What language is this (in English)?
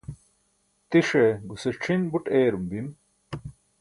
Burushaski